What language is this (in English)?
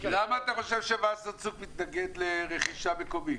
Hebrew